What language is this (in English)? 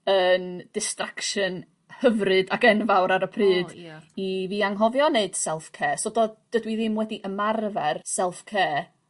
Welsh